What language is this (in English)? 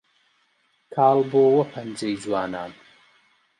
Central Kurdish